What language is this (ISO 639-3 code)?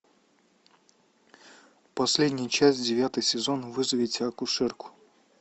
rus